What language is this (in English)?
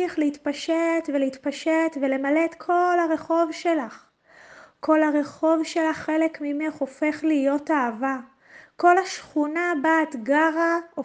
Hebrew